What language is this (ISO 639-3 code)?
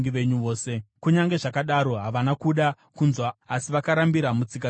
sna